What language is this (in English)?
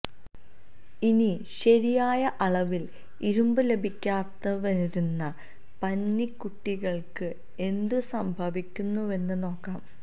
Malayalam